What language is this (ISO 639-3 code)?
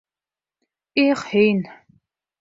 bak